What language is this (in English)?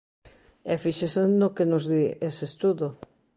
Galician